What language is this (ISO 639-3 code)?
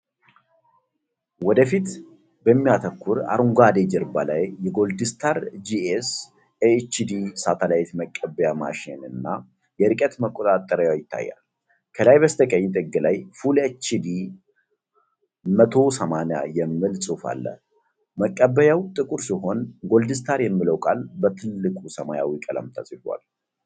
amh